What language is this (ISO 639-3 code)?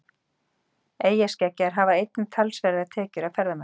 isl